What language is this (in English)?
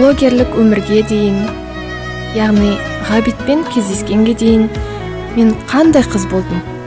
Kazakh